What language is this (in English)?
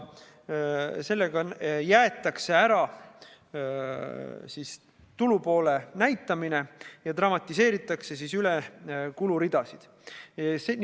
Estonian